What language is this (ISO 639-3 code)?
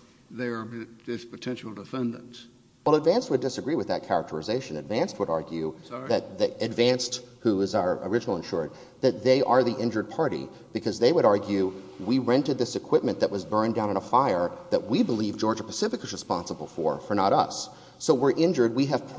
eng